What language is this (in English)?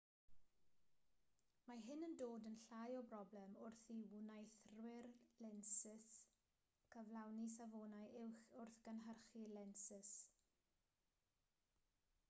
Welsh